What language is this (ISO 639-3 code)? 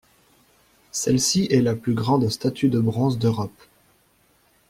fra